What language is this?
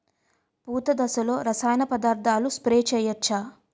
Telugu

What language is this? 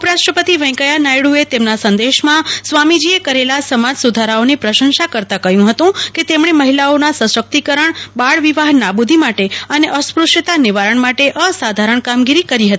Gujarati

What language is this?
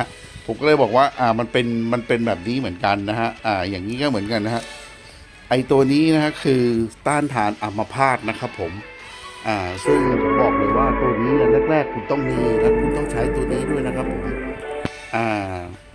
Thai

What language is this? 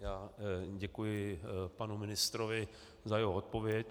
Czech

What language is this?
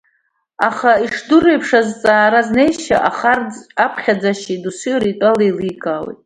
Abkhazian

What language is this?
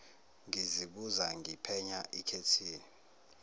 Zulu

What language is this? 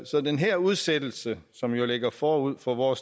Danish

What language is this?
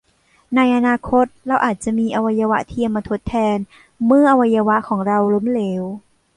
Thai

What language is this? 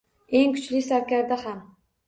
Uzbek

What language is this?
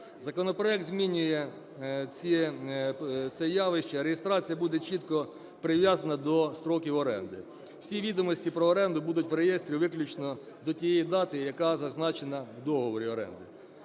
Ukrainian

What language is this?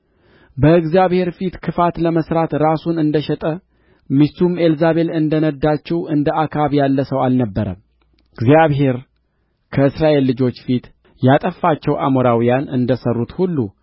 Amharic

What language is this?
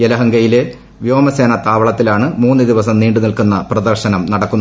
Malayalam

